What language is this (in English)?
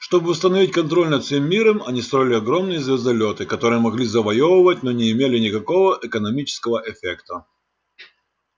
Russian